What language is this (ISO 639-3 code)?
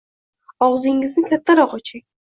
uzb